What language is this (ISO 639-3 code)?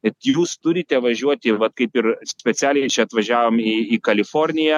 lit